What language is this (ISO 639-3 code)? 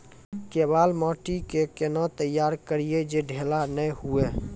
mai